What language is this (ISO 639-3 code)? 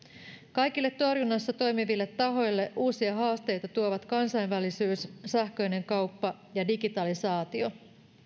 fin